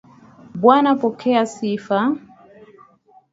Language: Swahili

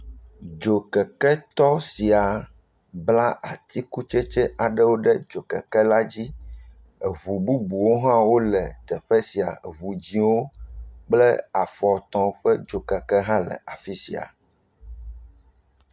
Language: Ewe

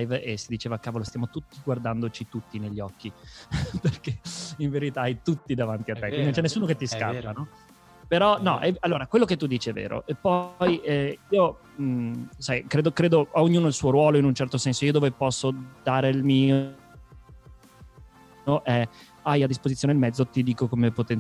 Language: Italian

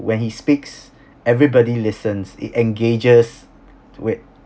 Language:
English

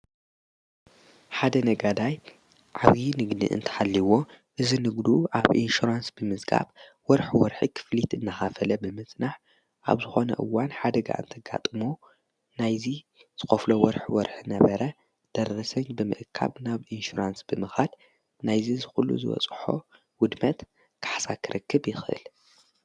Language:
Tigrinya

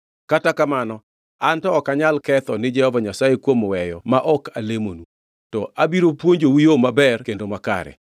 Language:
Luo (Kenya and Tanzania)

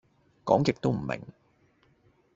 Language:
Cantonese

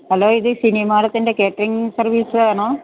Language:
Malayalam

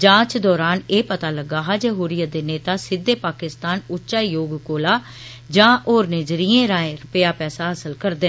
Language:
Dogri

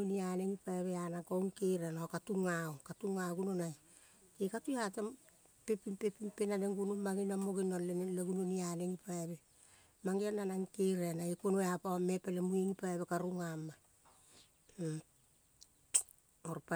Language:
Kol (Papua New Guinea)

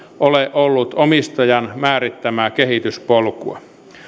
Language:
Finnish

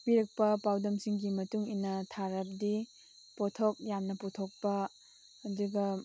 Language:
Manipuri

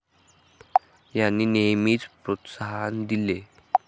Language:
Marathi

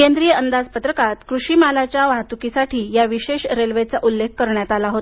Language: Marathi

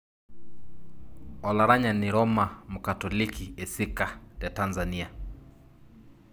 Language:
Masai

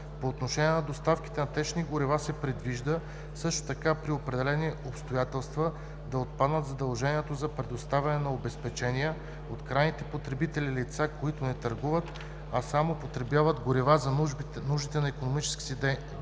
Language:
Bulgarian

